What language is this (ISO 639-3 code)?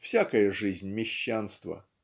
rus